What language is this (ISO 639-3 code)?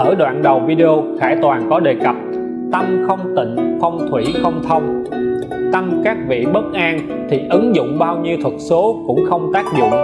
vie